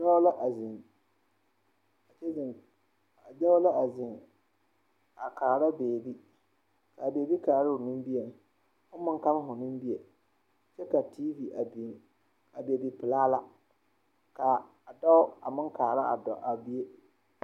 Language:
Southern Dagaare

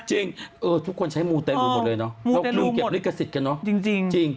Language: Thai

